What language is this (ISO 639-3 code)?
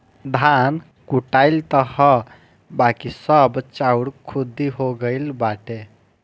bho